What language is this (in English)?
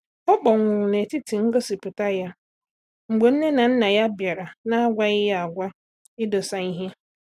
Igbo